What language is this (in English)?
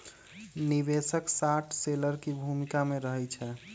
Magahi